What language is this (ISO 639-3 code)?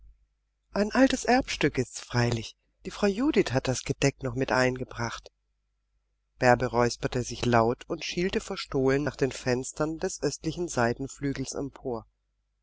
deu